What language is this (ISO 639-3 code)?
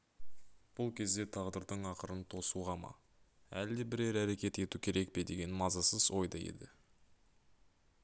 kaz